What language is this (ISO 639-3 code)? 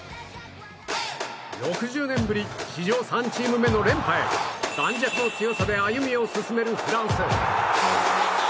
jpn